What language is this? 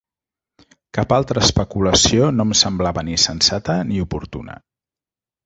Catalan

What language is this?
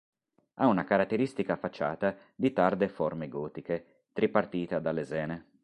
Italian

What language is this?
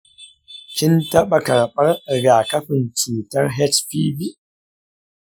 Hausa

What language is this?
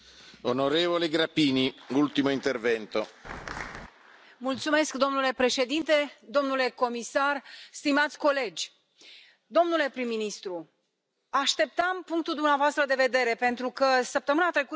Romanian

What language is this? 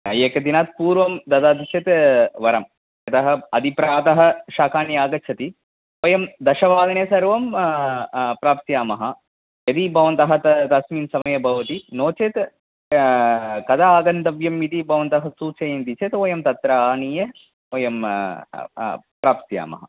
Sanskrit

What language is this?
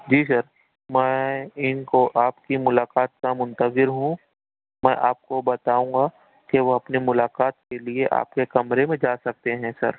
Urdu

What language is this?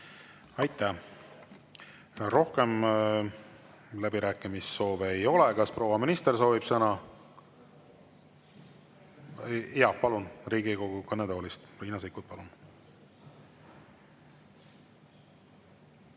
Estonian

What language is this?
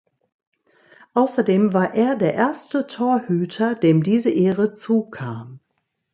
German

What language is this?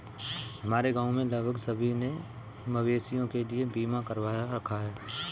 Hindi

